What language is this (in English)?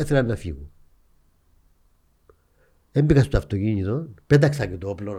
Greek